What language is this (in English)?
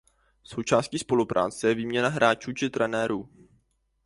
Czech